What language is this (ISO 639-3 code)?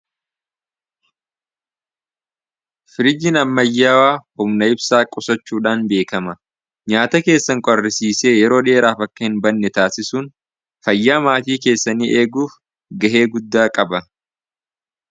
orm